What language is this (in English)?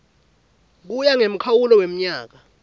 Swati